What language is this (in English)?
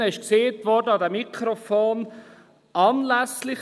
Swiss German